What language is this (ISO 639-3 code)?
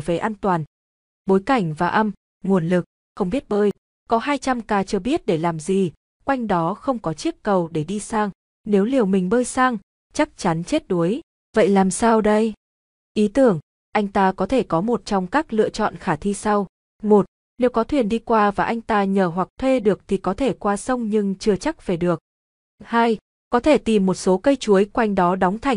vie